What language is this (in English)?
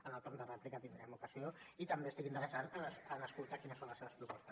Catalan